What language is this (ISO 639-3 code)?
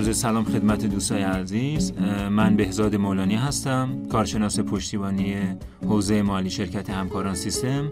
fas